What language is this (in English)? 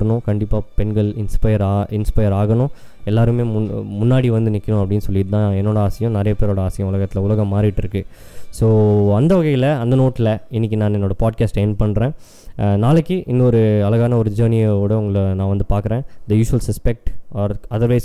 Tamil